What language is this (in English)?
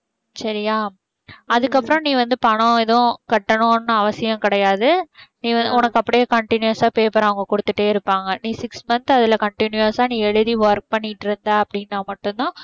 Tamil